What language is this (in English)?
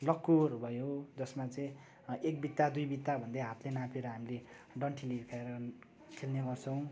Nepali